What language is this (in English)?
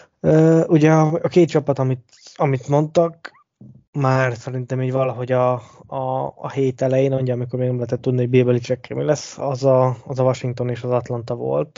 Hungarian